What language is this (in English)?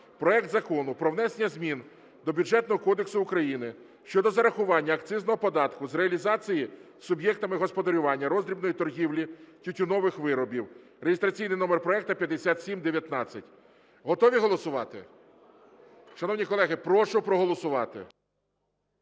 Ukrainian